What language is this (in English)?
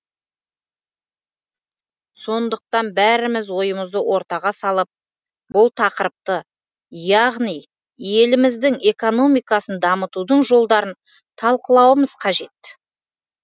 Kazakh